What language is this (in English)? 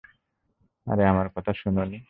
Bangla